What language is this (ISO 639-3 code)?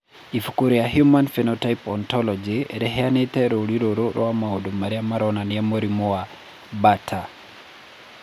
kik